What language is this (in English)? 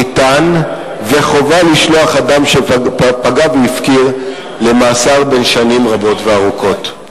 Hebrew